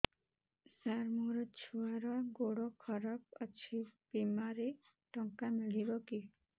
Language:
Odia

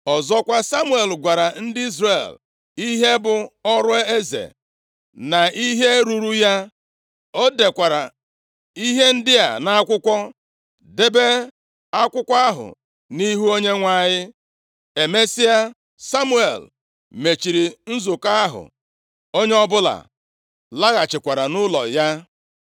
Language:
Igbo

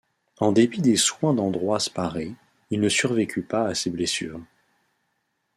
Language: French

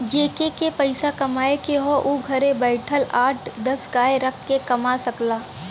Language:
Bhojpuri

